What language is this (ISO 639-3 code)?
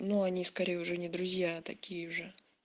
rus